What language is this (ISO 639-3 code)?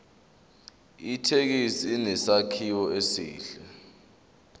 zul